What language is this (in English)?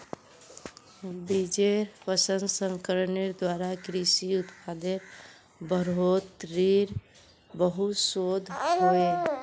Magahi